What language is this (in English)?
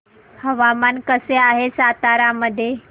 Marathi